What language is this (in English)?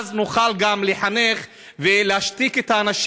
Hebrew